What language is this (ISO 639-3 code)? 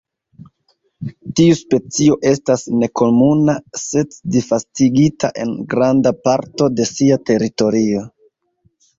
epo